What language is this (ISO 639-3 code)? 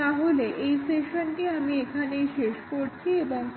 ben